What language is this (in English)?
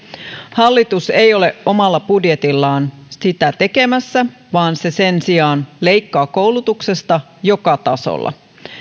Finnish